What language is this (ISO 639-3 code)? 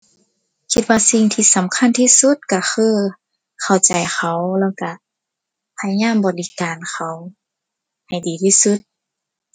tha